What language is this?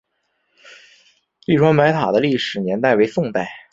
Chinese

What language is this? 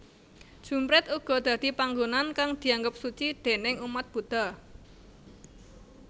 Javanese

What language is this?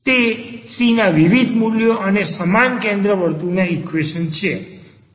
Gujarati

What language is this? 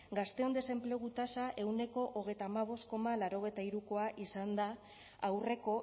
Basque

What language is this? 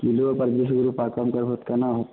Maithili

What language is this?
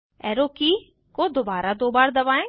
Hindi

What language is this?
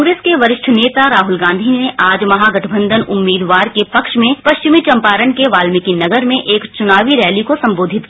Hindi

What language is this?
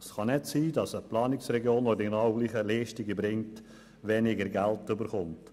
Swiss German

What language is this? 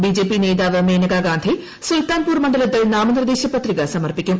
Malayalam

